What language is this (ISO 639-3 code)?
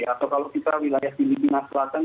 ind